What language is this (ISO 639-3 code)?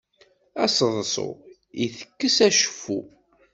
kab